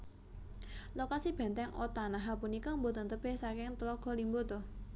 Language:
Javanese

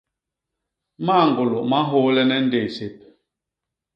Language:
Basaa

